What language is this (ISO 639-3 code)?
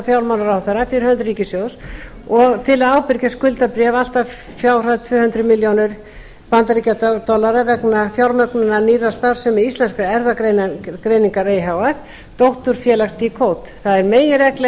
isl